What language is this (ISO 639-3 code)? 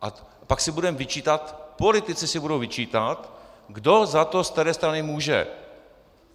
ces